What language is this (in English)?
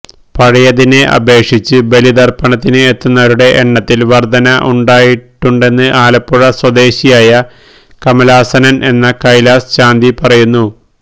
Malayalam